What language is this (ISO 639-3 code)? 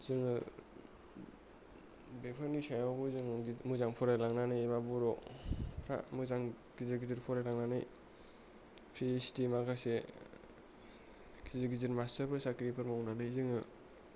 brx